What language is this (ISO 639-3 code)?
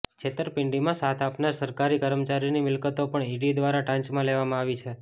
guj